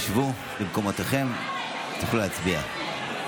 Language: Hebrew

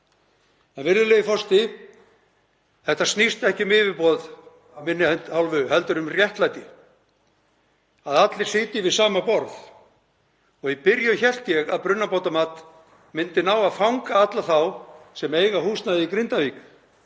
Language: Icelandic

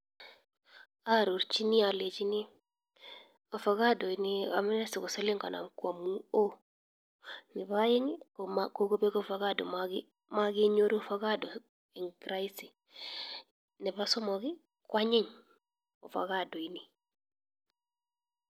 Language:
Kalenjin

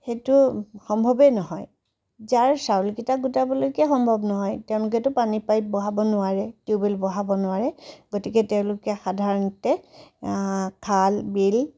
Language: Assamese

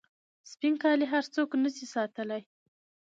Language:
Pashto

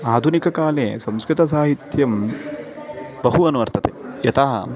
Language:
Sanskrit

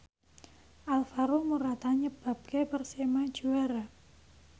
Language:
Javanese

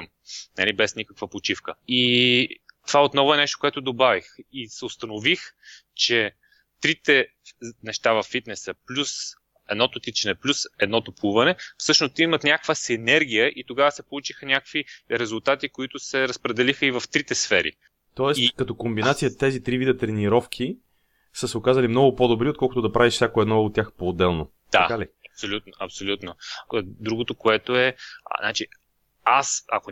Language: Bulgarian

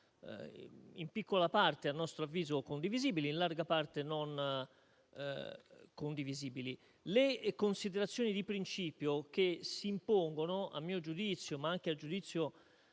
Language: Italian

